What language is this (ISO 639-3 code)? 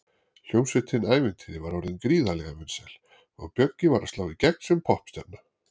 isl